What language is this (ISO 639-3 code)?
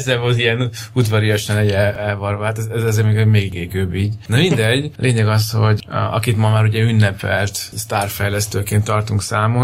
hun